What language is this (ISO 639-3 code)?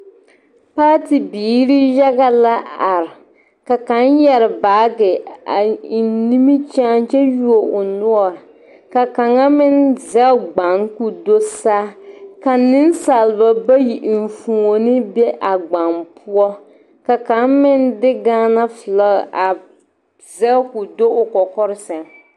dga